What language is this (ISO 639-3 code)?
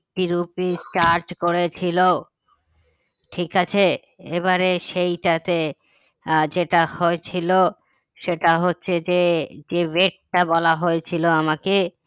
ben